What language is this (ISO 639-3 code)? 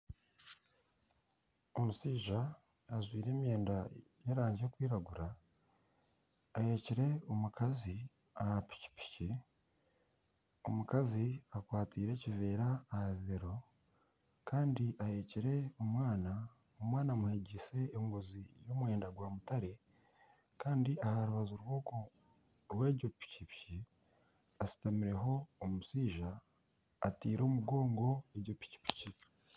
nyn